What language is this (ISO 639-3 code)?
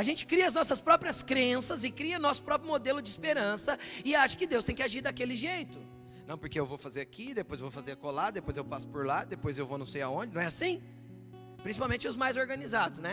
por